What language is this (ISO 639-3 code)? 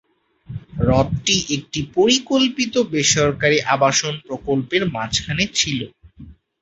ben